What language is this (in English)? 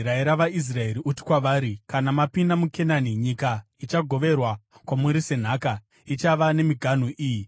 Shona